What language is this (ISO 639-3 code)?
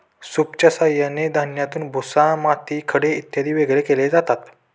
mar